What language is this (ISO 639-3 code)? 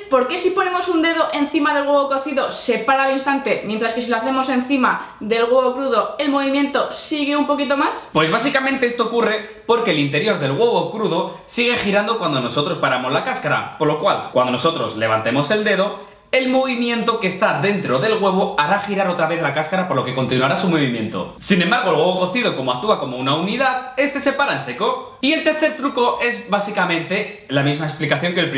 spa